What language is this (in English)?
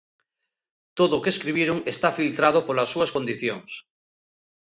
Galician